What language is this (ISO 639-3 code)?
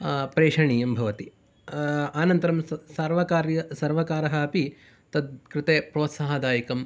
san